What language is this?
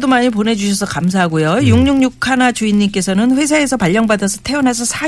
Korean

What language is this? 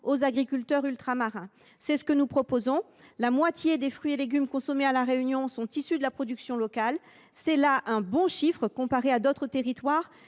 French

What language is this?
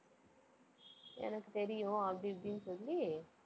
Tamil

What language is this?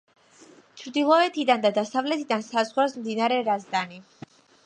Georgian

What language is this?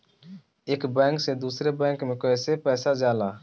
Bhojpuri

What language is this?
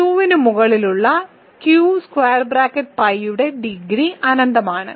Malayalam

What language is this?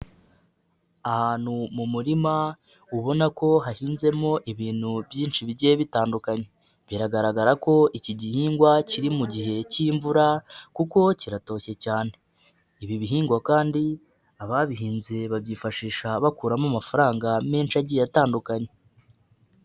Kinyarwanda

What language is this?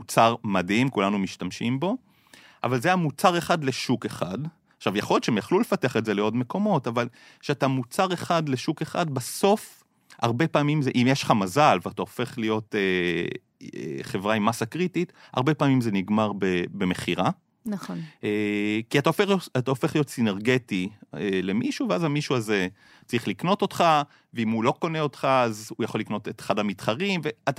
Hebrew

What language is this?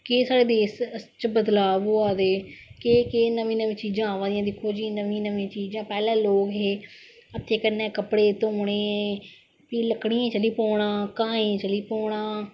Dogri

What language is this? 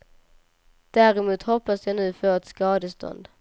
Swedish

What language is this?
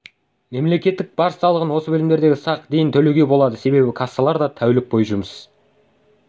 Kazakh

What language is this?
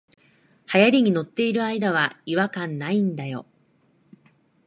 Japanese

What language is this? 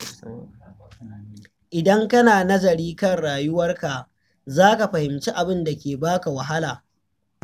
Hausa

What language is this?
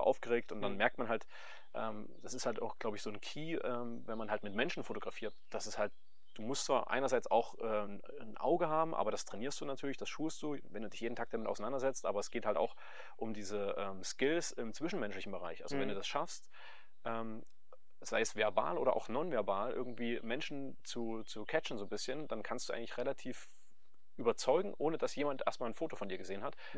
German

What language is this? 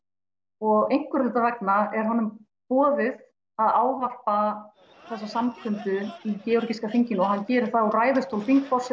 Icelandic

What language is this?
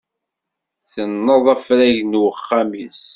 Kabyle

